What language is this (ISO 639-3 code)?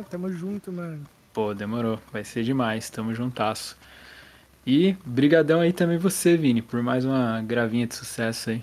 por